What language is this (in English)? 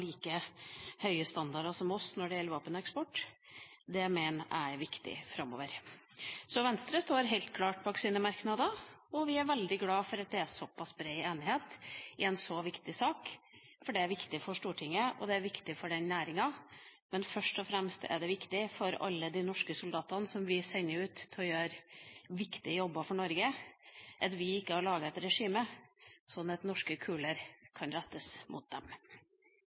Norwegian Bokmål